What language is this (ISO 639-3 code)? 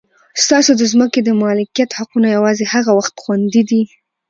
pus